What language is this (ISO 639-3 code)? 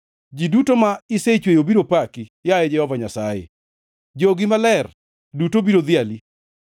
luo